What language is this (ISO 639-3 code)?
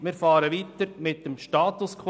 gsw